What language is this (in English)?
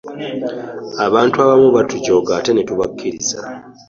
Ganda